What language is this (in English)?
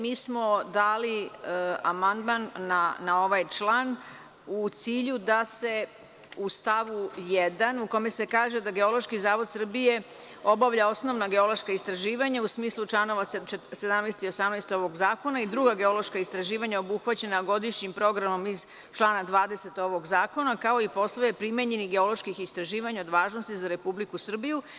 Serbian